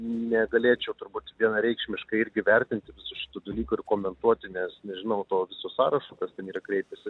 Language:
Lithuanian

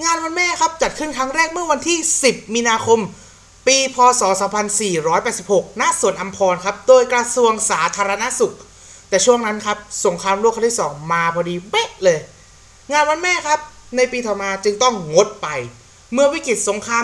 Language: Thai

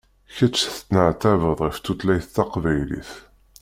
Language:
Kabyle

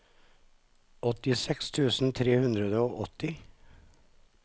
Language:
Norwegian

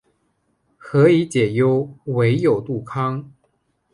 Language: Chinese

